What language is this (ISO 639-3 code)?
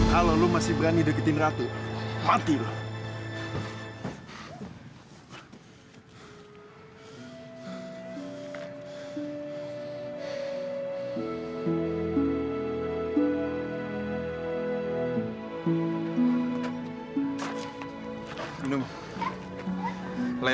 ind